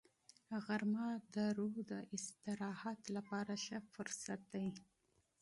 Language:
Pashto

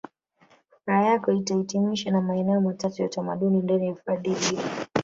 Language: Swahili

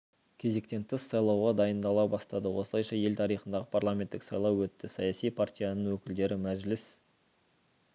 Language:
Kazakh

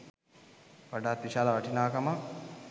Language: Sinhala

